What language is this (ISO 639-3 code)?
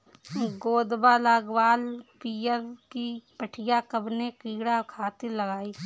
bho